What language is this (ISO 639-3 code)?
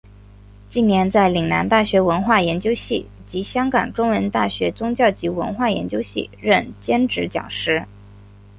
zho